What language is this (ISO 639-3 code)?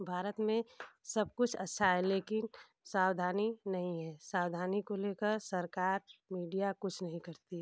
hin